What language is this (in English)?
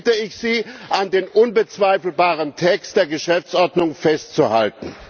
German